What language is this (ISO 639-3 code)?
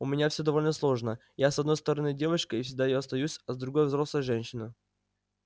rus